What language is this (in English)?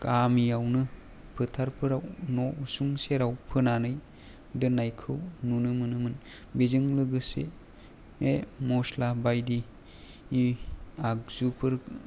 Bodo